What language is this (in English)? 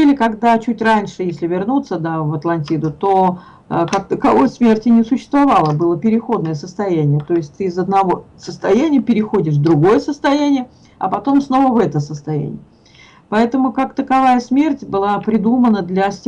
Russian